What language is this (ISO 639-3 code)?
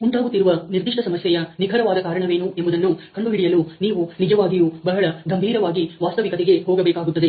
kan